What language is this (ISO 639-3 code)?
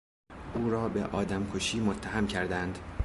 fas